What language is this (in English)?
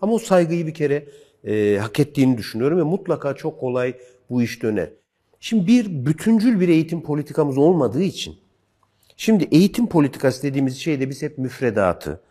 Turkish